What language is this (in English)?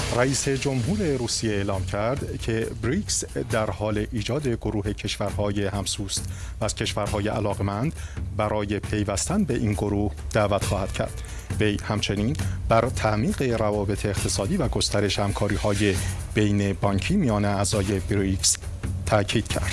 Persian